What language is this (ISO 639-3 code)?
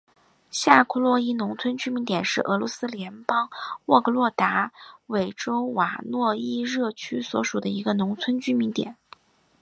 zho